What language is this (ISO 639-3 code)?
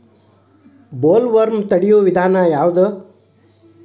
kan